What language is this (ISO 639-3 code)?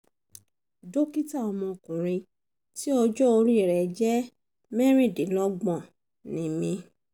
yor